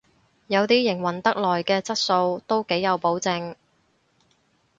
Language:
Cantonese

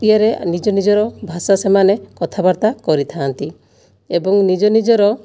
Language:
Odia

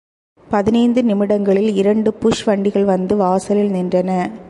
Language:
Tamil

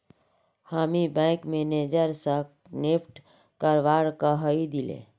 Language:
Magahi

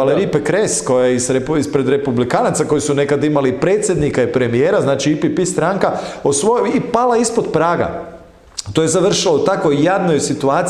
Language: Croatian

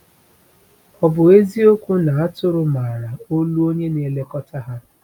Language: Igbo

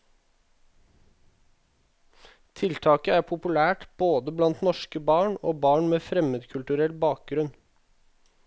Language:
Norwegian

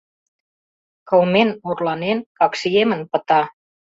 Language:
Mari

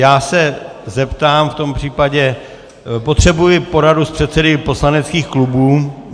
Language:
Czech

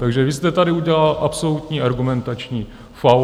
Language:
Czech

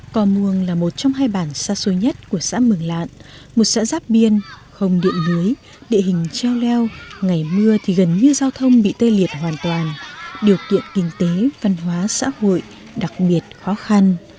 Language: Vietnamese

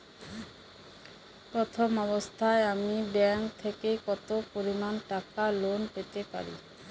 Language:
Bangla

